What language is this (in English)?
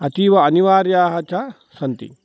Sanskrit